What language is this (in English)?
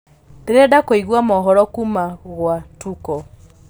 Kikuyu